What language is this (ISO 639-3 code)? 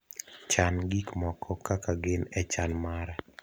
luo